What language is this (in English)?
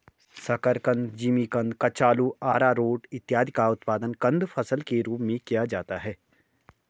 Hindi